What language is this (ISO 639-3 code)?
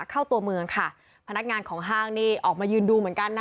tha